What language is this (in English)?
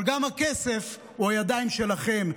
Hebrew